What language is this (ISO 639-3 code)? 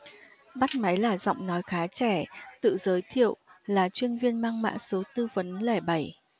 vie